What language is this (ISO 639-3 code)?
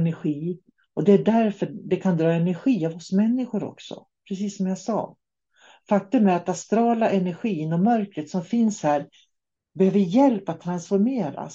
swe